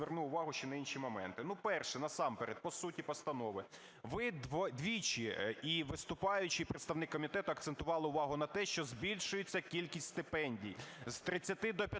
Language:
Ukrainian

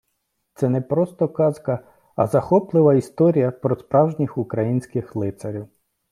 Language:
Ukrainian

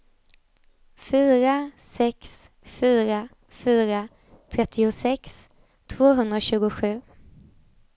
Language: Swedish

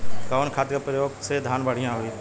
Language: Bhojpuri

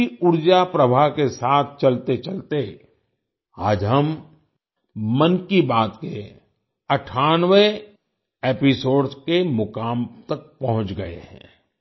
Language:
Hindi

